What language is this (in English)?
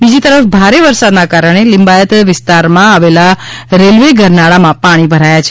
Gujarati